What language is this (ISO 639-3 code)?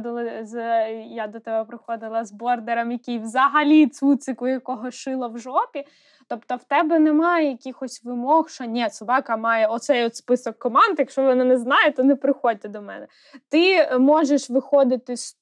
ukr